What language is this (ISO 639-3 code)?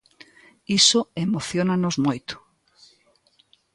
glg